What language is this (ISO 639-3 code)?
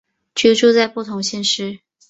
zho